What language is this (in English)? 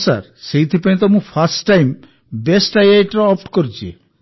Odia